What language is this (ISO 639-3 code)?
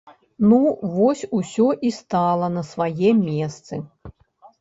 bel